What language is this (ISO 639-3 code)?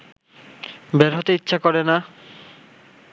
ben